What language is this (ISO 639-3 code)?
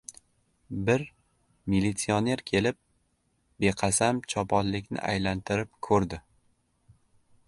uzb